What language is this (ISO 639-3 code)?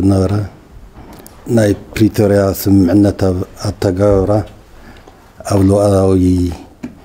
ara